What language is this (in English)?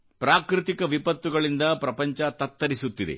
Kannada